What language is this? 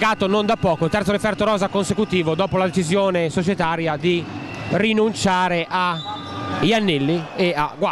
Italian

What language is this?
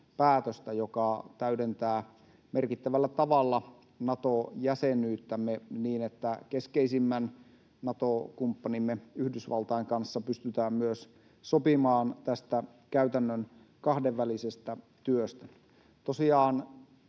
Finnish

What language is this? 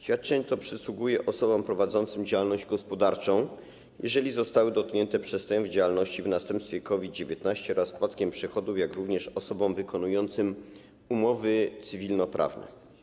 Polish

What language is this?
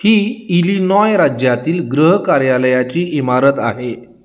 Marathi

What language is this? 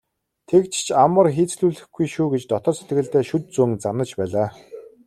Mongolian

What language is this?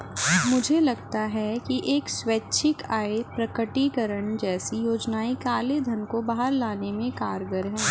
Hindi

